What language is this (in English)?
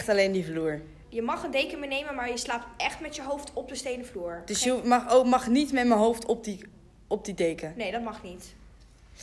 Dutch